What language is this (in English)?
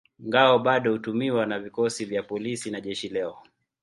Swahili